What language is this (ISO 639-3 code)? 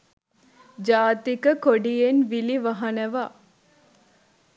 sin